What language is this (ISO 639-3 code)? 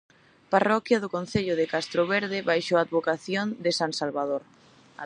glg